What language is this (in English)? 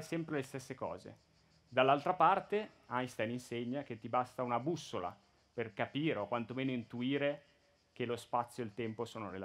Italian